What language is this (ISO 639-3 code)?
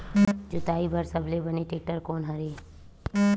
hne